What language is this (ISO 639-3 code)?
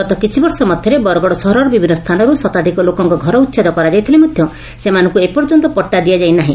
ori